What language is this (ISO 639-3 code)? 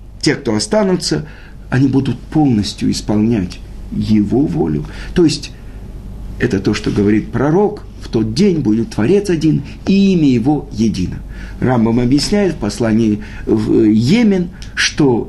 rus